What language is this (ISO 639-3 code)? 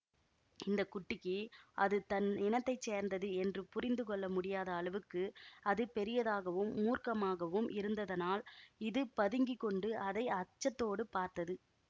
tam